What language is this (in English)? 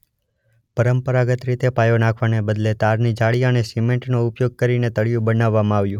Gujarati